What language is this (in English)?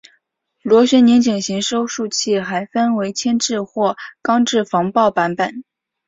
Chinese